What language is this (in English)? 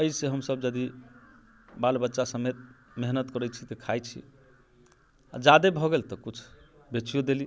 Maithili